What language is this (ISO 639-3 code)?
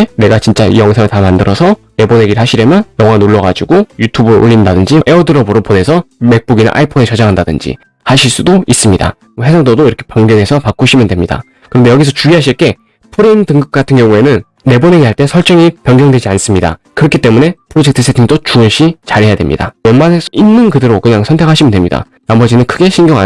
kor